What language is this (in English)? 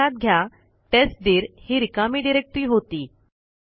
Marathi